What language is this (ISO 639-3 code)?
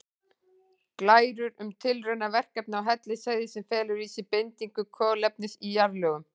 isl